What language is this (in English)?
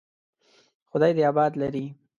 Pashto